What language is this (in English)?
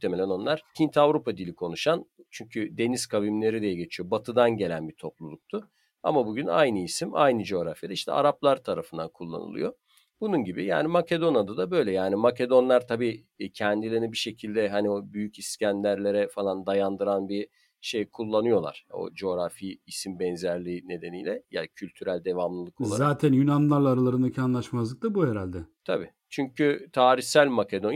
Turkish